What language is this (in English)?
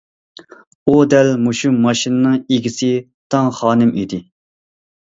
Uyghur